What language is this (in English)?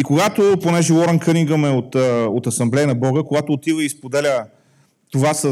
Bulgarian